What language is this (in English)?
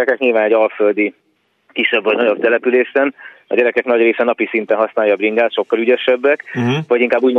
Hungarian